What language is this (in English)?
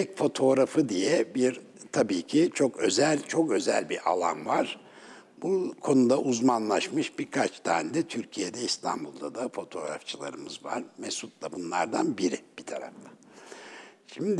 Turkish